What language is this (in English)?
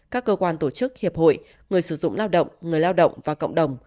Vietnamese